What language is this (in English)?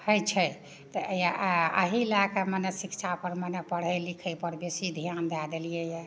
Maithili